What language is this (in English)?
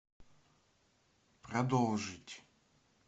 Russian